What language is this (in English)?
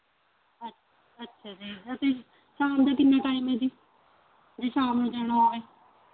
Punjabi